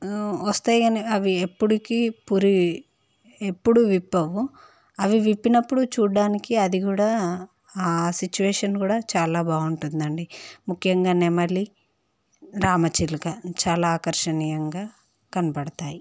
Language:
Telugu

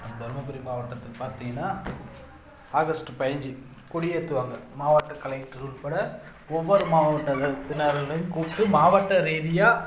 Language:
Tamil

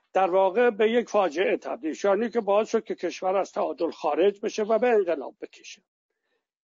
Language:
Persian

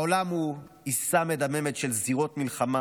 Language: Hebrew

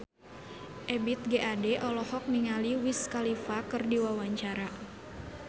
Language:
Sundanese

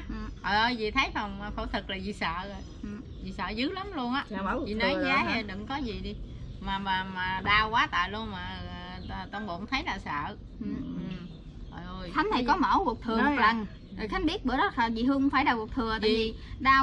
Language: Vietnamese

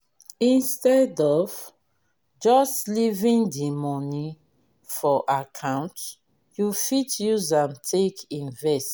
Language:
Nigerian Pidgin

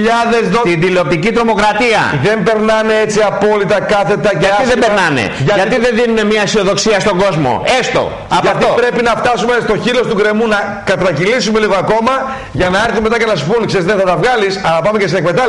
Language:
Greek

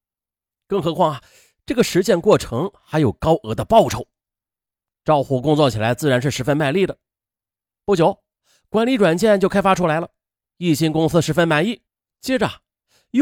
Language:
Chinese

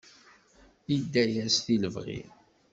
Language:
Kabyle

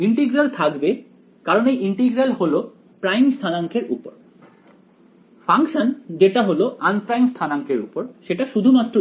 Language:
Bangla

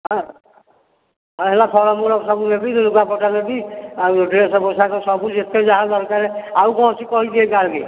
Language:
Odia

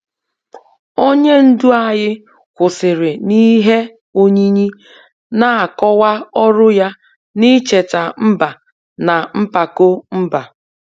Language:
Igbo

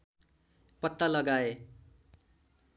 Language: Nepali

